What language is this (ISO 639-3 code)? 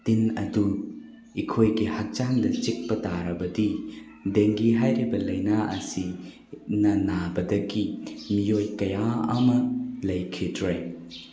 mni